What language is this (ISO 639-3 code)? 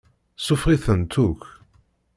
kab